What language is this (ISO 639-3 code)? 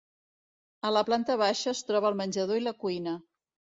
cat